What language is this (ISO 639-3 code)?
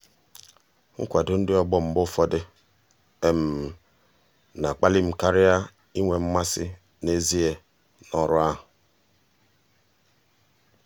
ibo